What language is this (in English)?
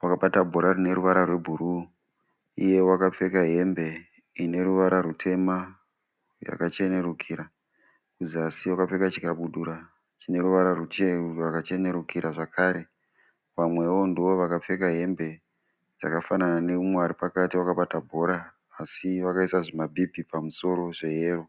Shona